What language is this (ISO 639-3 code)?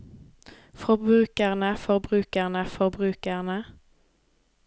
nor